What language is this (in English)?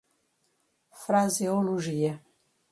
Portuguese